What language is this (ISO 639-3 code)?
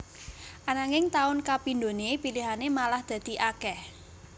jav